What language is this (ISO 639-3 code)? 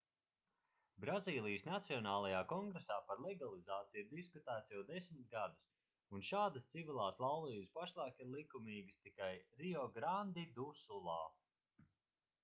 lav